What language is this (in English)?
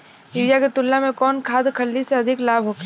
Bhojpuri